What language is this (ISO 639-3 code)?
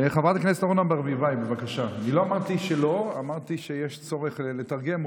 heb